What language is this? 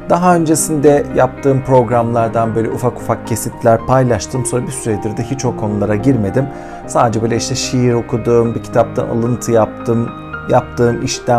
Turkish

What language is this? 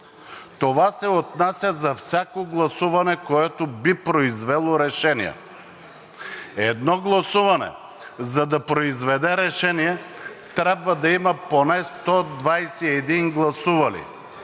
Bulgarian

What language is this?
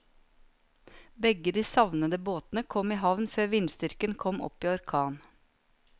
Norwegian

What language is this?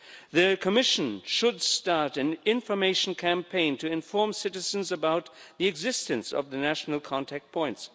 English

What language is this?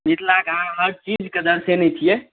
Maithili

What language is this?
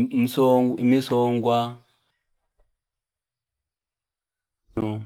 Fipa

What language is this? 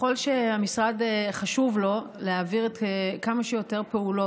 Hebrew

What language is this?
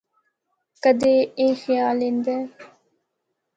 Northern Hindko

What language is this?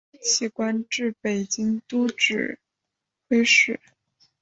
Chinese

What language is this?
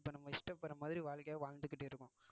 Tamil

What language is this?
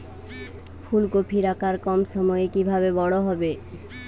Bangla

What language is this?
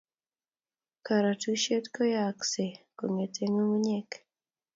Kalenjin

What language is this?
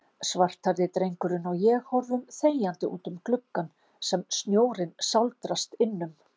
Icelandic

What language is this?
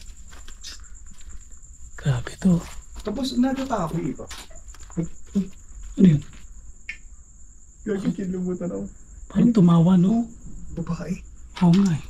Filipino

